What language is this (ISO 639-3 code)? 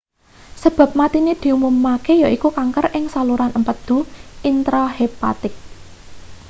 jav